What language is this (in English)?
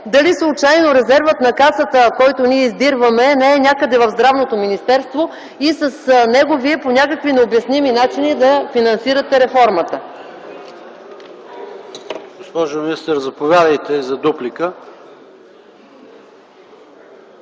Bulgarian